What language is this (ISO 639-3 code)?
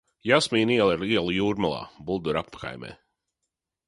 lav